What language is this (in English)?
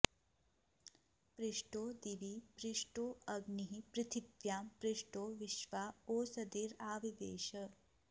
Sanskrit